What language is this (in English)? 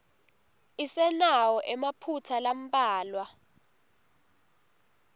Swati